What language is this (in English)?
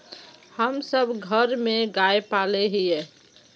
Magahi